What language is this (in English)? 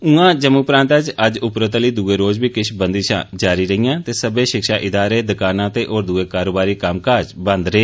Dogri